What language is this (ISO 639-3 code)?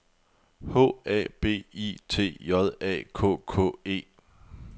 dan